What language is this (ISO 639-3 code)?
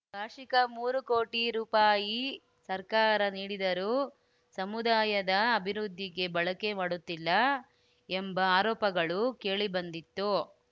kan